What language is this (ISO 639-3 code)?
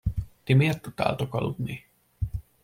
hun